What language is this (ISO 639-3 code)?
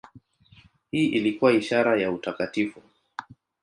swa